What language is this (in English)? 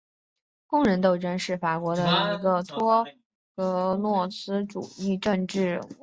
Chinese